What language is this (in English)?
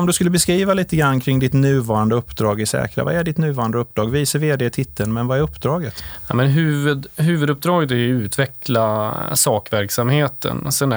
Swedish